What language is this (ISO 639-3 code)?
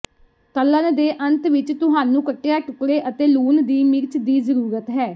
pan